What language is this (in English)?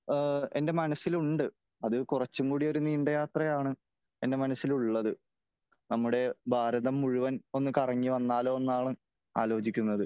Malayalam